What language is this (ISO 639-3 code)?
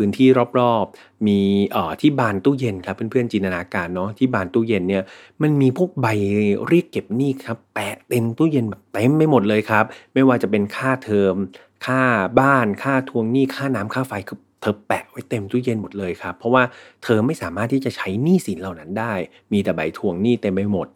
tha